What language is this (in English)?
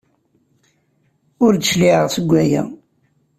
Kabyle